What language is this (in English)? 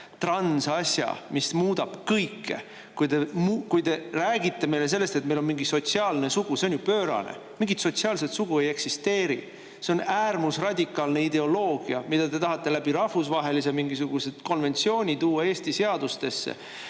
Estonian